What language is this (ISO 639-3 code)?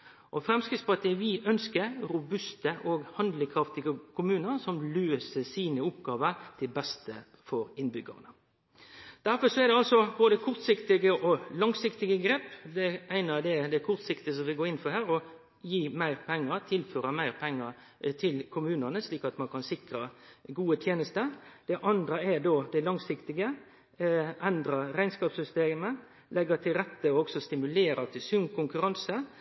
nno